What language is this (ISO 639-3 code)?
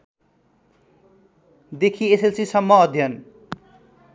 nep